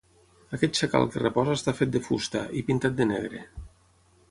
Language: Catalan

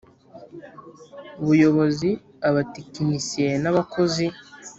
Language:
Kinyarwanda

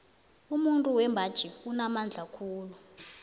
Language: South Ndebele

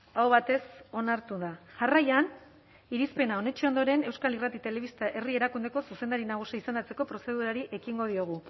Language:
Basque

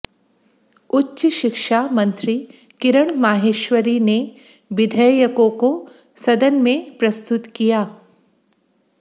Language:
Hindi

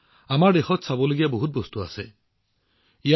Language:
Assamese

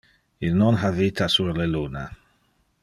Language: Interlingua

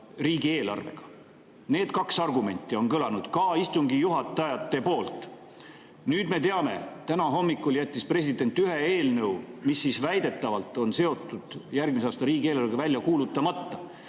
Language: Estonian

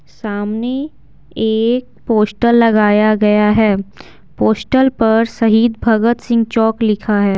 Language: Hindi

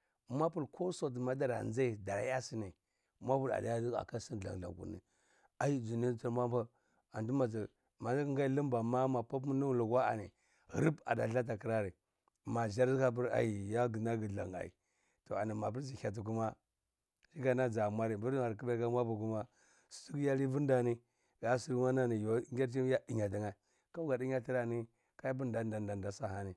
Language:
Cibak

